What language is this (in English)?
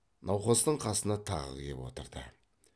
Kazakh